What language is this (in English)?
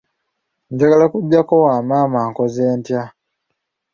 Ganda